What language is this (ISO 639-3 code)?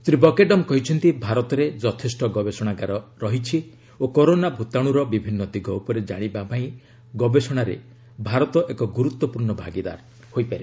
ori